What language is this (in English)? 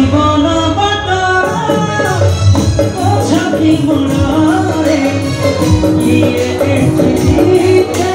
Romanian